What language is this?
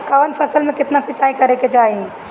Bhojpuri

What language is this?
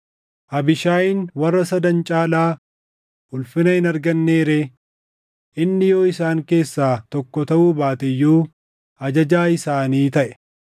Oromo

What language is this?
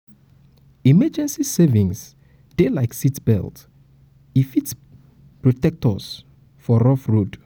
Nigerian Pidgin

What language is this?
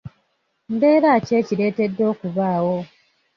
Ganda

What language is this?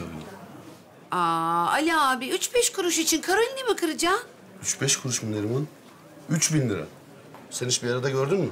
Turkish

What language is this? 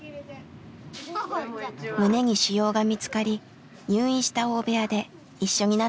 Japanese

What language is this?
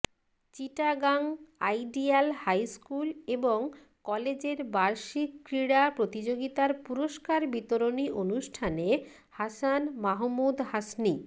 Bangla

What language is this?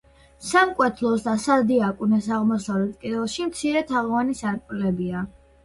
Georgian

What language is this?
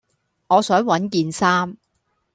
Cantonese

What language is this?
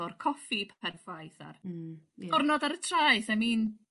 Welsh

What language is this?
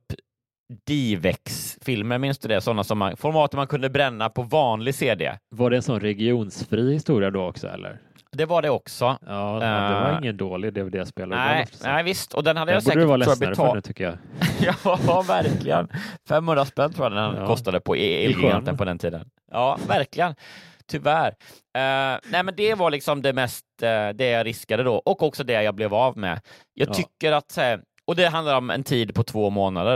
Swedish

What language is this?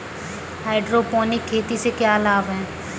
Hindi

